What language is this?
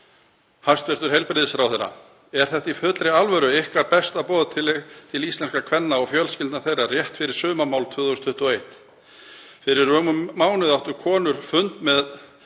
Icelandic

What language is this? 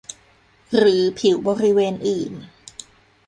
Thai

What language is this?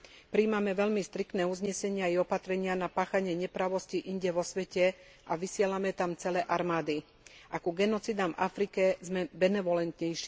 Slovak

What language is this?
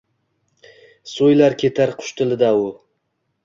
Uzbek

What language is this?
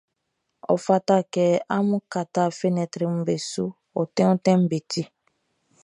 Baoulé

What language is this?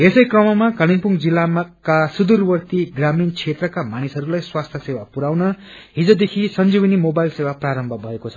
Nepali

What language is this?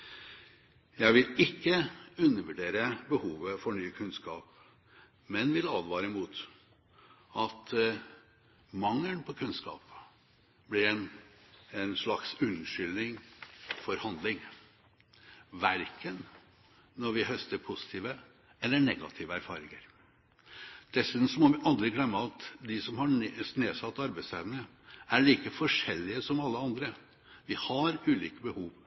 Norwegian Bokmål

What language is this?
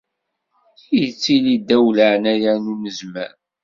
Kabyle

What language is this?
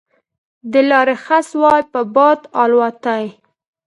Pashto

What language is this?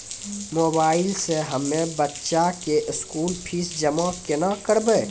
Maithili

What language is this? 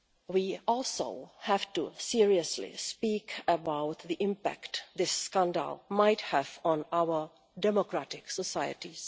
English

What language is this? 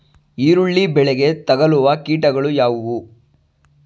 Kannada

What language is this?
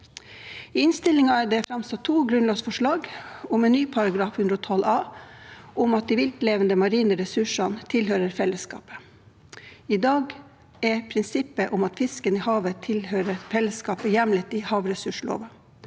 Norwegian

